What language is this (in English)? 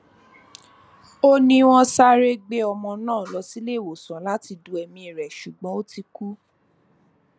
Yoruba